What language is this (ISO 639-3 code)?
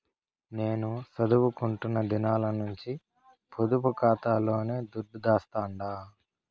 tel